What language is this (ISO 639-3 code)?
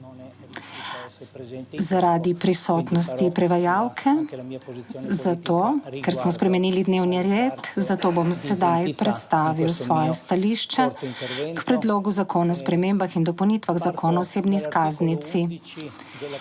slv